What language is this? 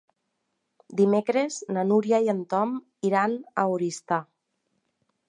Catalan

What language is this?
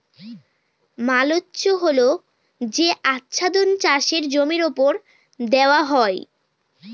Bangla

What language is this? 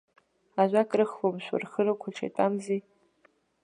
Abkhazian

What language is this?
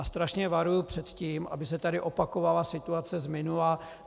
Czech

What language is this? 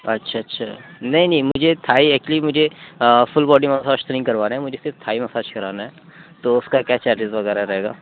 Urdu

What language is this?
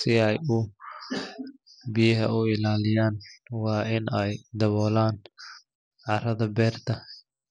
Somali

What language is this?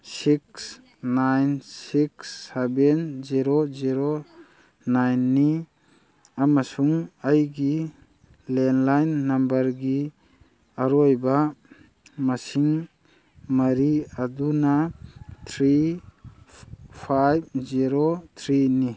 Manipuri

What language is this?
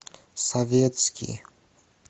Russian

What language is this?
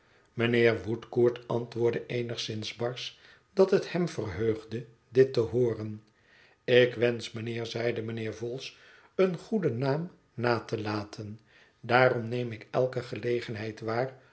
Dutch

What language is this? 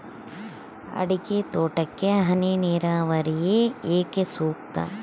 Kannada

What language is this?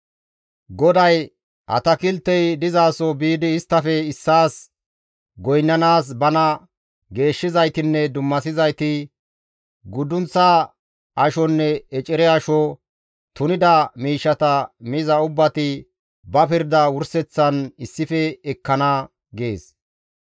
Gamo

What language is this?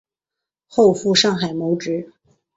Chinese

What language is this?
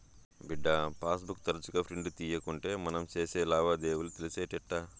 Telugu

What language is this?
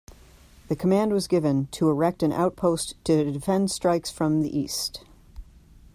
English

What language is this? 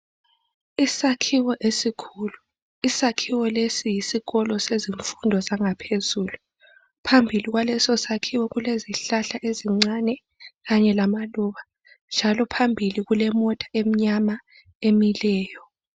North Ndebele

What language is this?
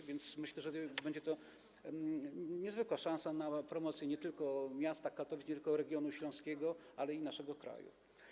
Polish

